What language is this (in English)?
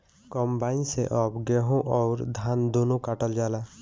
Bhojpuri